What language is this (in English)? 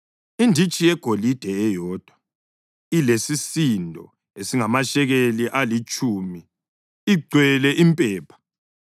North Ndebele